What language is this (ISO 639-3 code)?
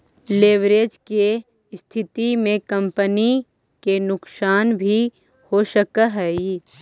mag